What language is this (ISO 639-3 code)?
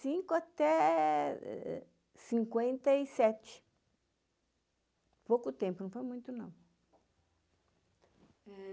por